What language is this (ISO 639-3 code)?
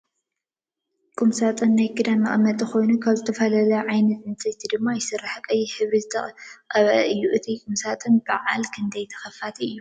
tir